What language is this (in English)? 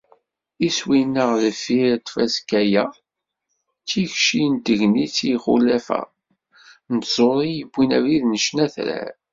Kabyle